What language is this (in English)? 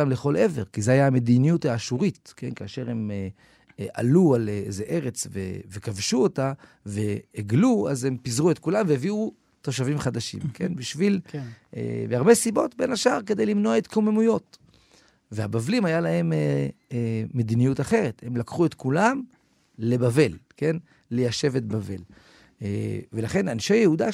Hebrew